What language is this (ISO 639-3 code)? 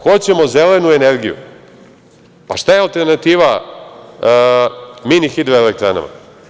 srp